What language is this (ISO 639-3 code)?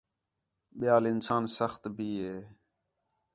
xhe